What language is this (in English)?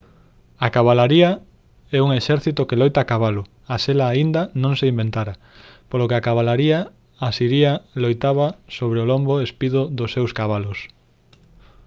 Galician